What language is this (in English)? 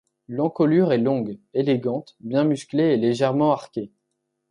French